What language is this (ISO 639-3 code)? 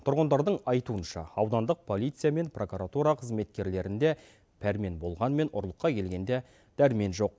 kaz